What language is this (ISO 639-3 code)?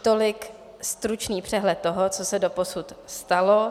ces